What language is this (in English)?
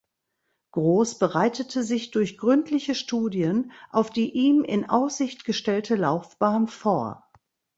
German